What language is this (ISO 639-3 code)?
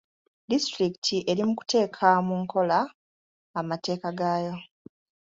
lug